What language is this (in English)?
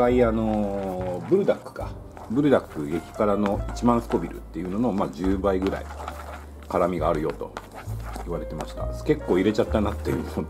Japanese